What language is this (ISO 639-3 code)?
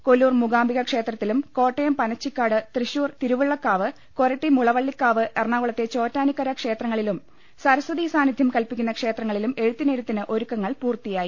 mal